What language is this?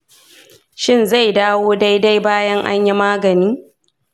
Hausa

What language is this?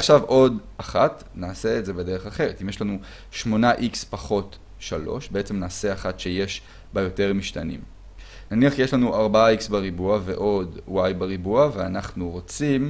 Hebrew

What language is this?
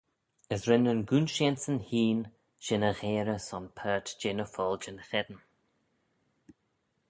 Manx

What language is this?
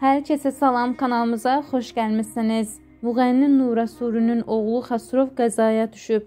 Turkish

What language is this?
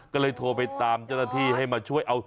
Thai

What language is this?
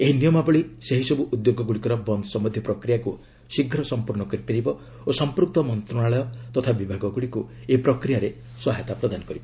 Odia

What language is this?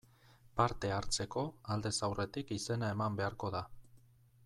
Basque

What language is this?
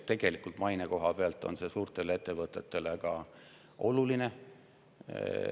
Estonian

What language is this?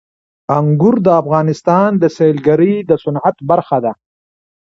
Pashto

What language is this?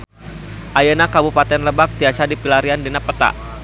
Sundanese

